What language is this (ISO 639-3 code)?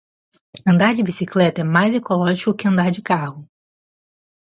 por